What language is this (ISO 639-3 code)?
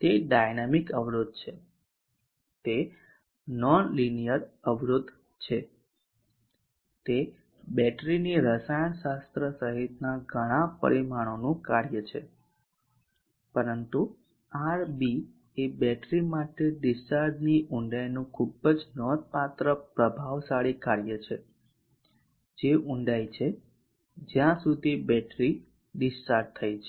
guj